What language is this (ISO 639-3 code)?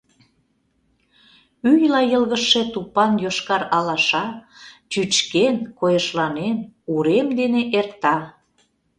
chm